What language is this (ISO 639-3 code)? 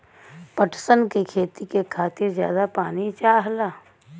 bho